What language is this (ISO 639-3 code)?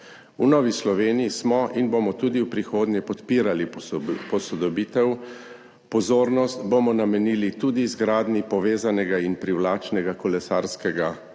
slv